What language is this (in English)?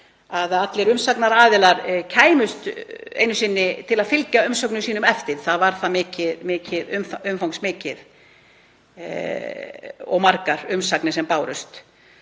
Icelandic